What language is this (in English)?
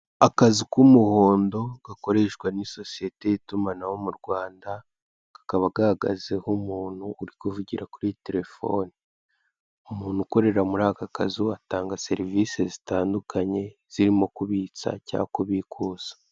Kinyarwanda